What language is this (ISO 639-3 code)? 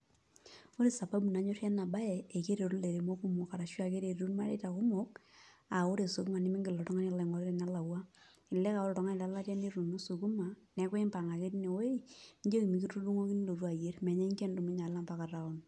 mas